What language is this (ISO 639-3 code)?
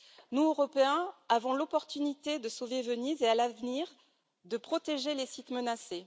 fra